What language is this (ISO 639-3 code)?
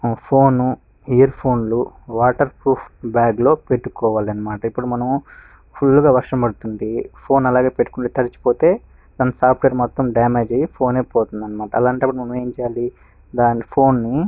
tel